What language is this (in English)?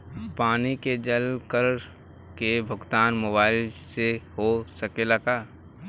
Bhojpuri